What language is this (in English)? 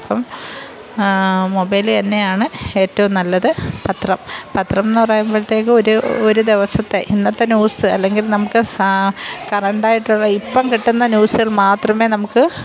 Malayalam